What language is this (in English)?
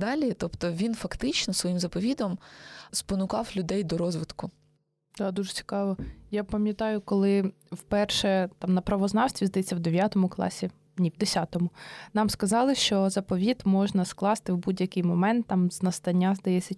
Ukrainian